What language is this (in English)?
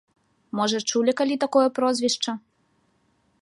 Belarusian